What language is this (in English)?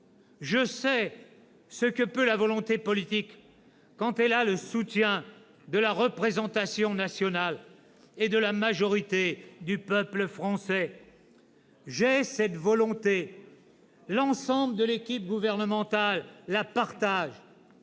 French